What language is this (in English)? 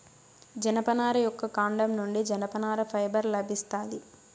Telugu